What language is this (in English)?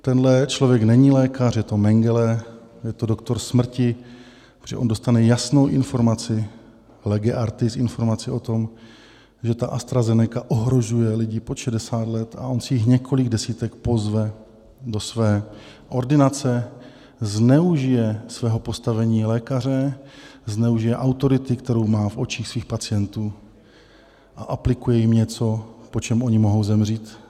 Czech